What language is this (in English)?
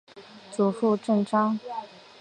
Chinese